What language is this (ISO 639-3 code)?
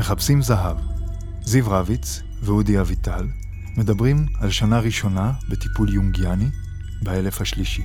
heb